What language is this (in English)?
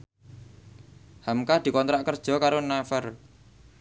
Javanese